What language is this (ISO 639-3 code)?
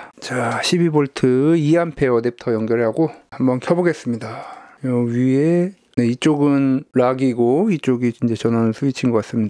kor